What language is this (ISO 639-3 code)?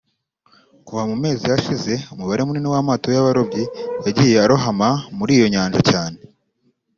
kin